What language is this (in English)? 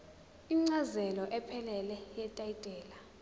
Zulu